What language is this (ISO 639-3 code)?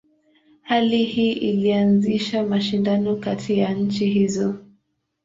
swa